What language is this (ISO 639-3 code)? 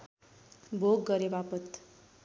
nep